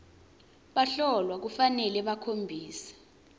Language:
Swati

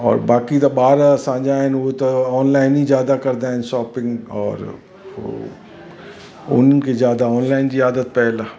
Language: Sindhi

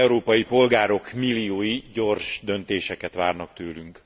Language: Hungarian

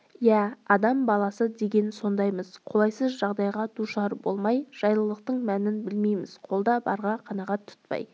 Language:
Kazakh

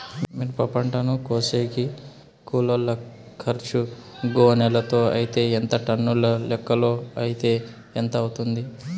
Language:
Telugu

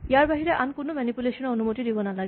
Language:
Assamese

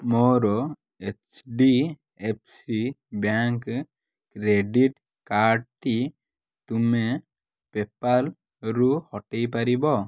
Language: Odia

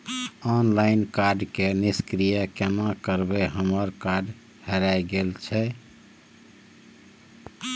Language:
Maithili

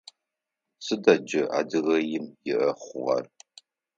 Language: Adyghe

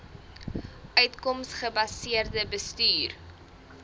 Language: Afrikaans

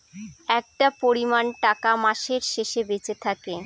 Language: Bangla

